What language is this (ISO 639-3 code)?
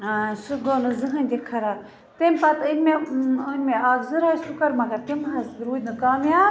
kas